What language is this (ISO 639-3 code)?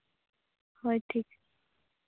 sat